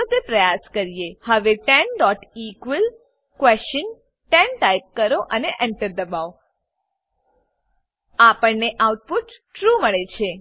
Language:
Gujarati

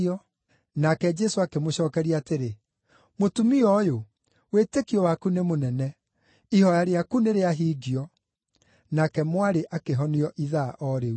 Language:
Kikuyu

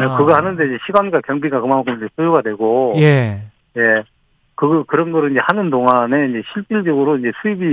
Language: Korean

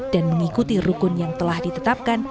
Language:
Indonesian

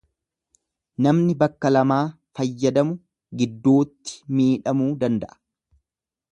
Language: Oromo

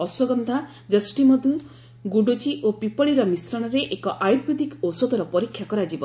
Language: Odia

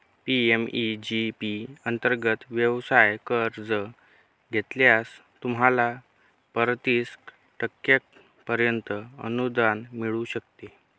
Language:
Marathi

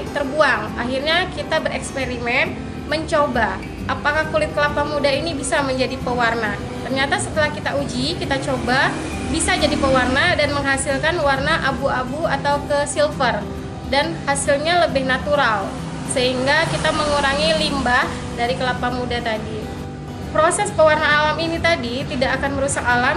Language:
Indonesian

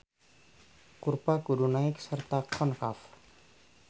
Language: Sundanese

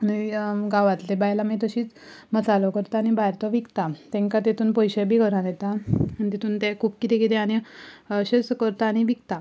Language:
Konkani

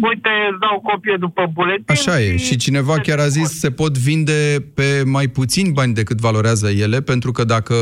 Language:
Romanian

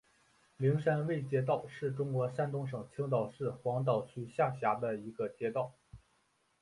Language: Chinese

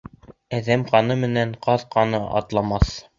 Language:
Bashkir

